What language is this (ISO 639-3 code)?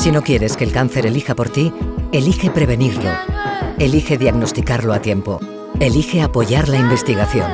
spa